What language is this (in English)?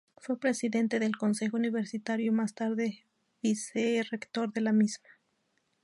Spanish